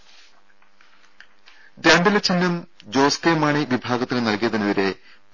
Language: Malayalam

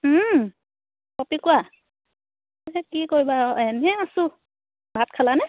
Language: Assamese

